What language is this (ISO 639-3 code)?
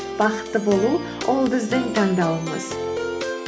kaz